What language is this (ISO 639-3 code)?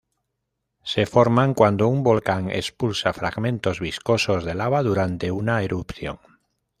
spa